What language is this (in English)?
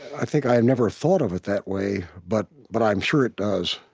English